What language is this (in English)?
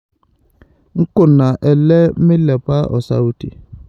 Masai